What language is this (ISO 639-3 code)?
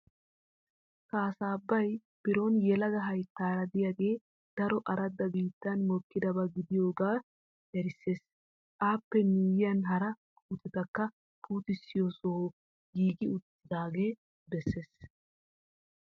wal